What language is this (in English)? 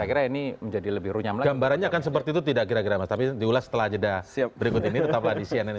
Indonesian